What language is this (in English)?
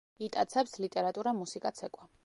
Georgian